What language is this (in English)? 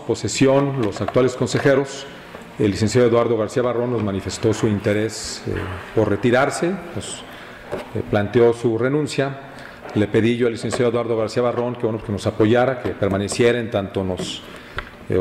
Spanish